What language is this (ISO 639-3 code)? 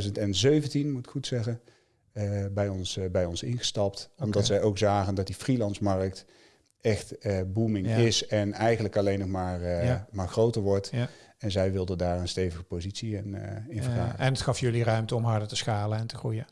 nld